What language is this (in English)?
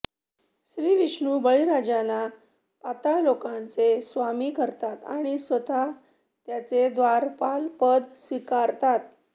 Marathi